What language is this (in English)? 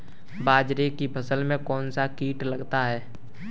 Hindi